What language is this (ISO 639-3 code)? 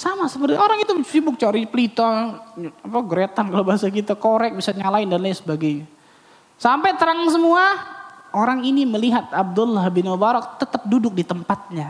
ind